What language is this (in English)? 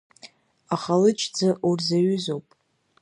Abkhazian